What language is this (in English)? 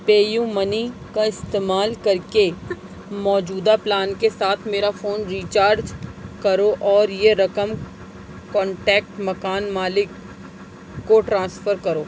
Urdu